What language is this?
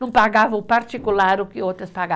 Portuguese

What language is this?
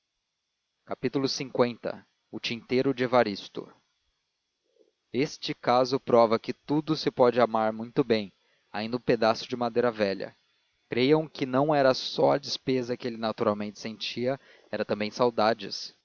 Portuguese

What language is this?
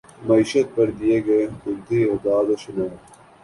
Urdu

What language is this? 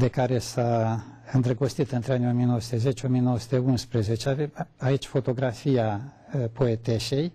Romanian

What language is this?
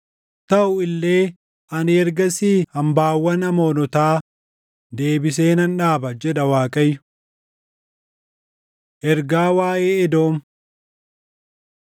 Oromo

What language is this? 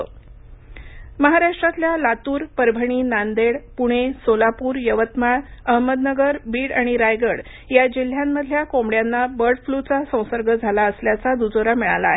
Marathi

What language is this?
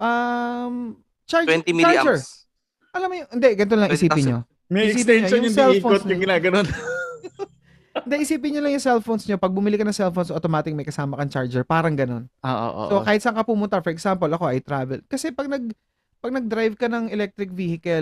Filipino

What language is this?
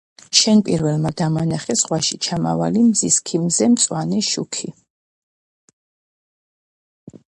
Georgian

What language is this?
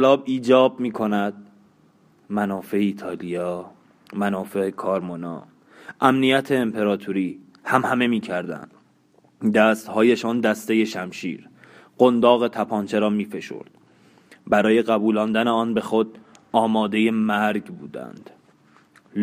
Persian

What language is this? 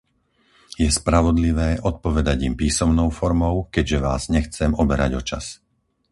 Slovak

